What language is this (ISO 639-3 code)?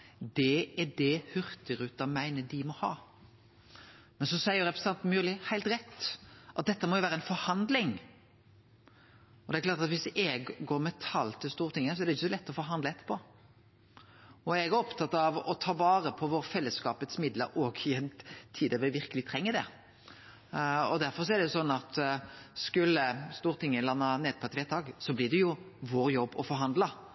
nno